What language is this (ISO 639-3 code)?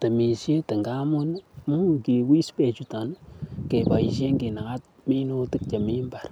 kln